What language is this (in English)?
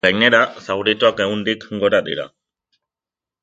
Basque